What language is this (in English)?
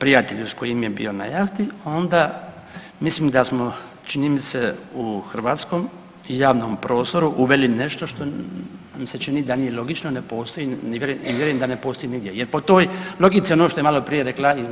Croatian